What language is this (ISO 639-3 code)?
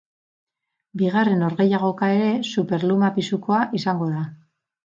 eus